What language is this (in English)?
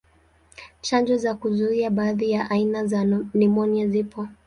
Swahili